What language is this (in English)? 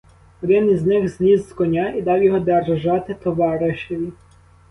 Ukrainian